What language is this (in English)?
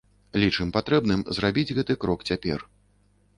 Belarusian